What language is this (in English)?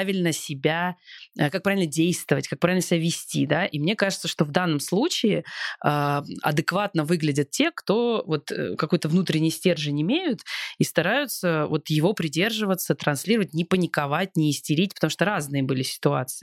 Russian